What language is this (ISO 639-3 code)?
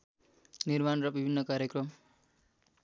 nep